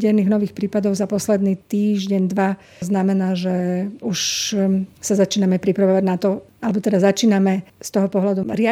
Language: Slovak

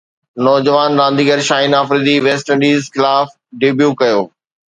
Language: Sindhi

